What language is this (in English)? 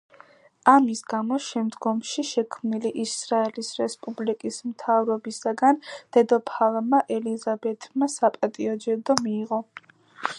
Georgian